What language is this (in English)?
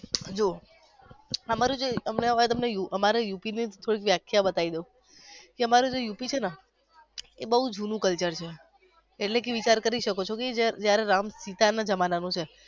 Gujarati